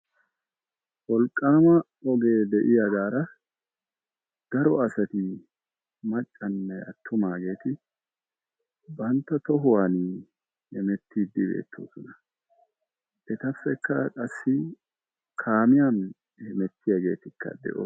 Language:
Wolaytta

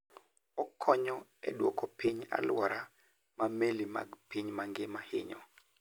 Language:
Luo (Kenya and Tanzania)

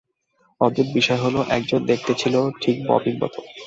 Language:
Bangla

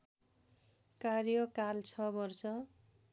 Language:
Nepali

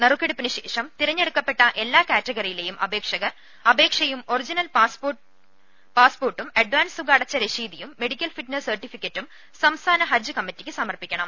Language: Malayalam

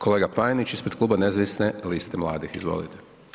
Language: Croatian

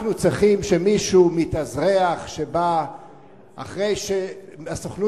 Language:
Hebrew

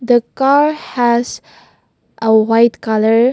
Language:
English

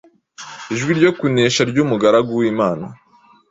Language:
Kinyarwanda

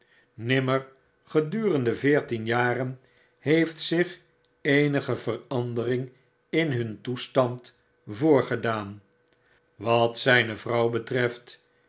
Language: Dutch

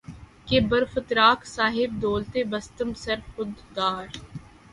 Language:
Urdu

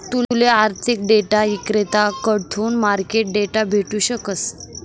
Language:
Marathi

